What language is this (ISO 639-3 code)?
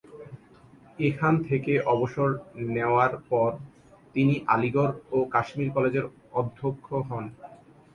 ben